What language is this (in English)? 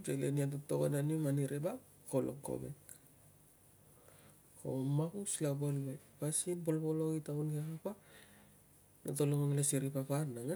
Tungag